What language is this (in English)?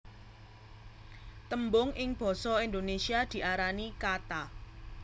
Javanese